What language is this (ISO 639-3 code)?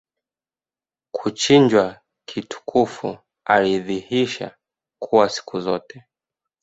swa